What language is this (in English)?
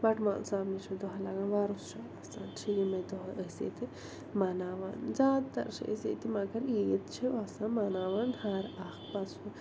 Kashmiri